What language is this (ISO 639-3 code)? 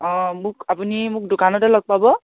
asm